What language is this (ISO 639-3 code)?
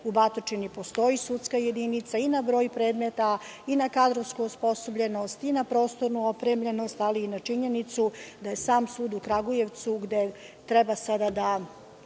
srp